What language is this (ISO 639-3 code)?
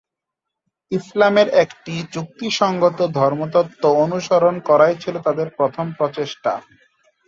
ben